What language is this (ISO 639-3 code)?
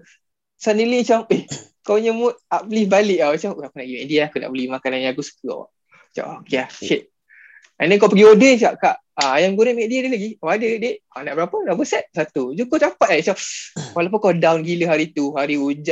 msa